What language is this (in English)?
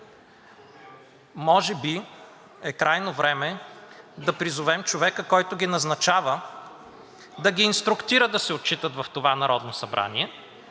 Bulgarian